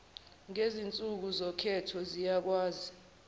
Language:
Zulu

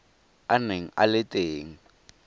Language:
Tswana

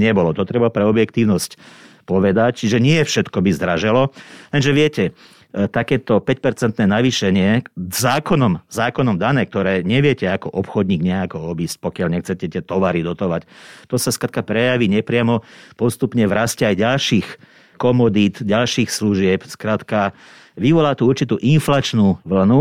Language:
Slovak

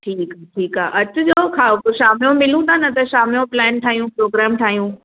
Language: Sindhi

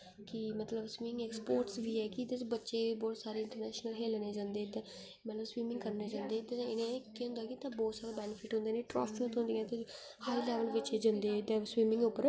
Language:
Dogri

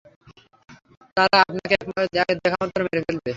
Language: Bangla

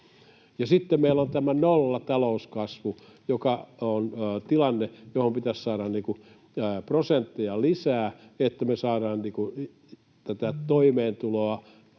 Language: Finnish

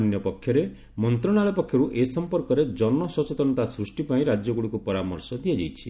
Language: Odia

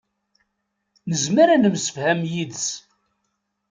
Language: Kabyle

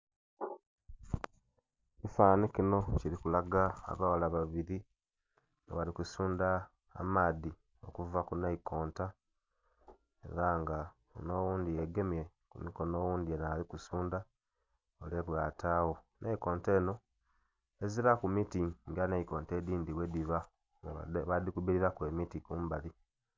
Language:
Soga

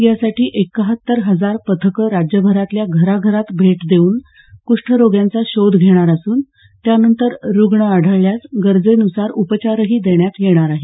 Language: Marathi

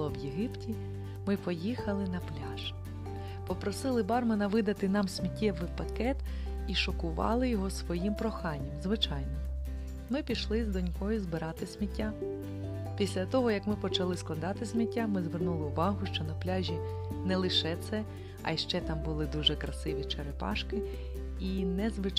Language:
Ukrainian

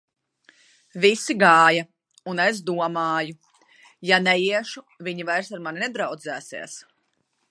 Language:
Latvian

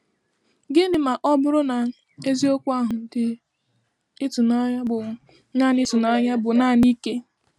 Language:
Igbo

